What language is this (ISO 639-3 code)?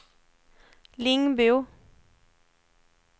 swe